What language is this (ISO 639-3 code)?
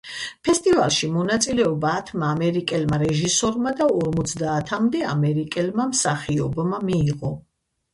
kat